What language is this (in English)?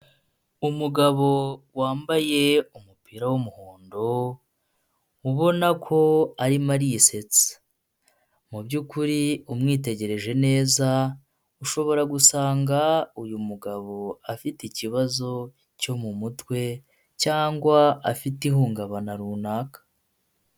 Kinyarwanda